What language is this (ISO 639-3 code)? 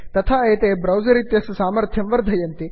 san